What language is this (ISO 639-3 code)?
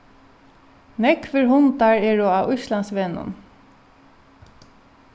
fao